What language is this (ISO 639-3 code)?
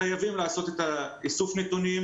heb